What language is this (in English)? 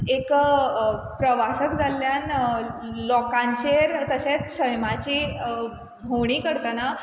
Konkani